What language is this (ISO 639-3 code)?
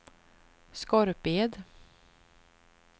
swe